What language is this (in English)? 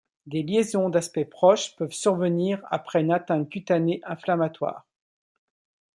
French